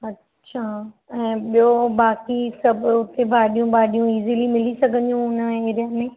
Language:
Sindhi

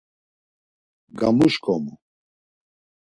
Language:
Laz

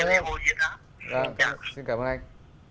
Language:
Vietnamese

